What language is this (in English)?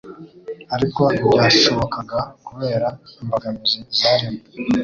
Kinyarwanda